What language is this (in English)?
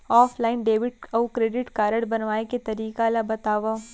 Chhattisgarhi